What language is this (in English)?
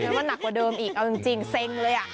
Thai